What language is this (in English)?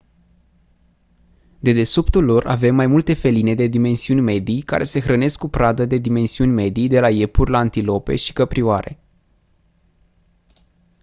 Romanian